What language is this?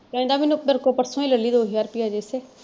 Punjabi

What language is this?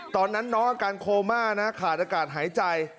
Thai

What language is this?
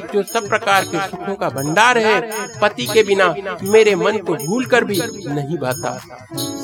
Hindi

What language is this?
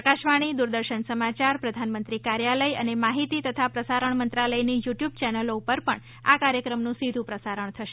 Gujarati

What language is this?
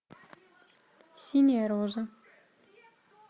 Russian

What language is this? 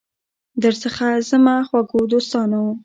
Pashto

